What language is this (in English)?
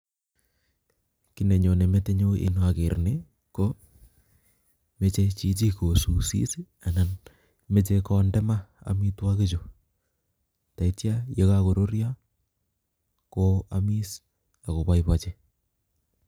Kalenjin